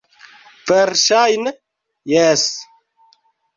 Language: Esperanto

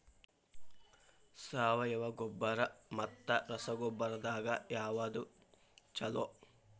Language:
Kannada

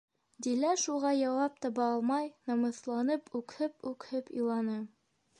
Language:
Bashkir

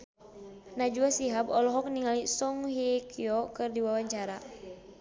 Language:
Sundanese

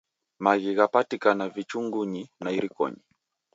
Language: Taita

